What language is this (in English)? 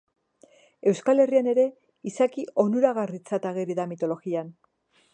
Basque